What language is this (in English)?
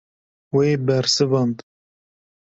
Kurdish